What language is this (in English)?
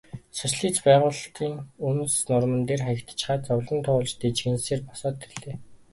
Mongolian